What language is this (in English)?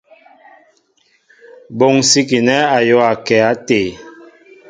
Mbo (Cameroon)